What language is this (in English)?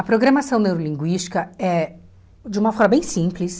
Portuguese